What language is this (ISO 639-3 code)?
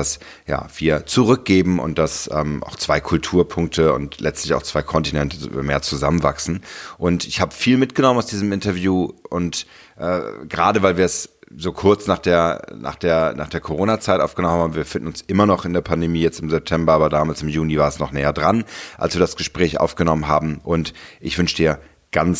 deu